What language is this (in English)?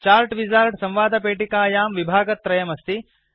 Sanskrit